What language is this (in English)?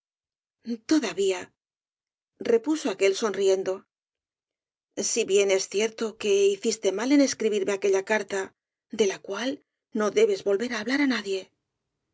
Spanish